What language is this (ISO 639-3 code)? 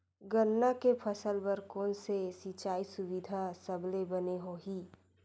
hne